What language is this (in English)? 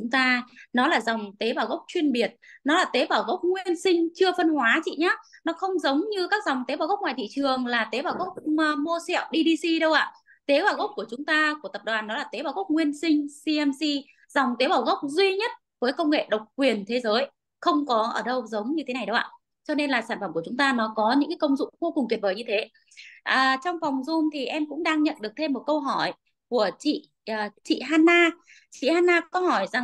Vietnamese